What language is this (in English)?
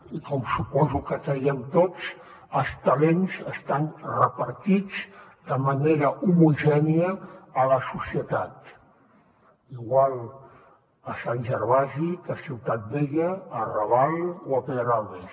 Catalan